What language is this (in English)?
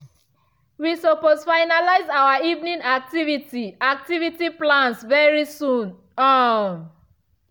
Nigerian Pidgin